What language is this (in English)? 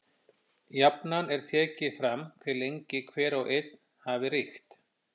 Icelandic